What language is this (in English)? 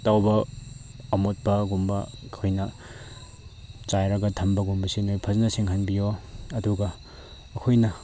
Manipuri